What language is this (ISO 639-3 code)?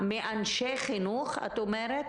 heb